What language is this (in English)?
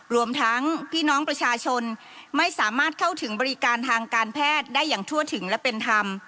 Thai